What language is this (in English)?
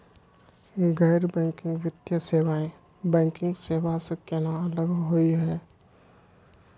Magahi